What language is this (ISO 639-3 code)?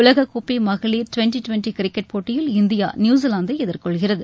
tam